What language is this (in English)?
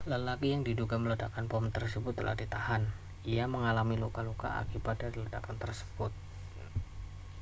Indonesian